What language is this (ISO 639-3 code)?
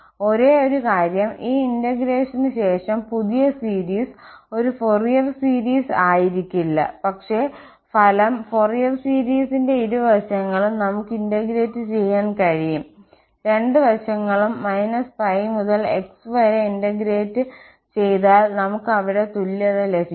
mal